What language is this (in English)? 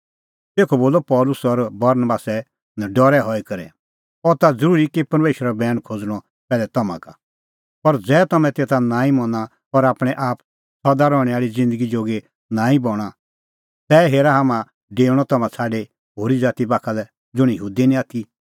Kullu Pahari